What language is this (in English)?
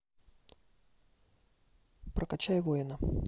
Russian